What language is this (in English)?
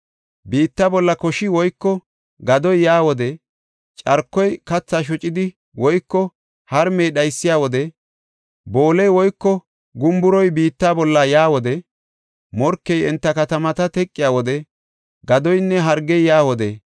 Gofa